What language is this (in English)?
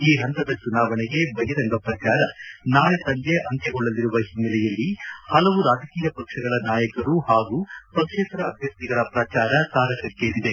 Kannada